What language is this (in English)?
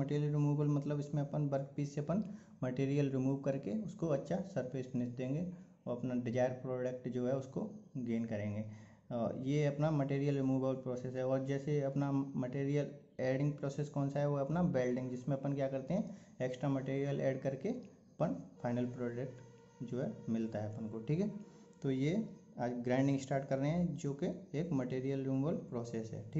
Hindi